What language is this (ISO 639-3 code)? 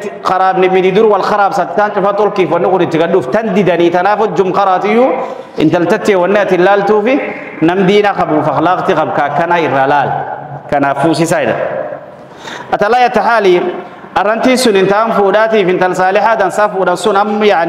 ara